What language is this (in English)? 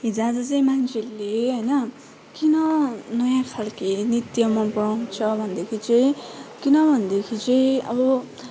Nepali